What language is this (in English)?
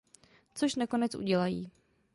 Czech